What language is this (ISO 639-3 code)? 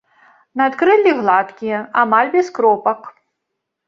bel